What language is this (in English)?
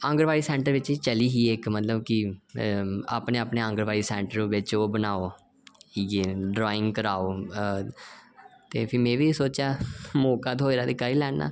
Dogri